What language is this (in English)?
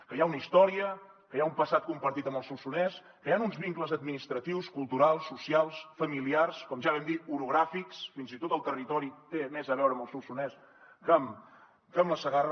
Catalan